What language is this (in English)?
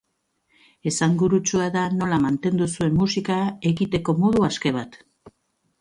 Basque